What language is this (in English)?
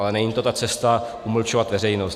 Czech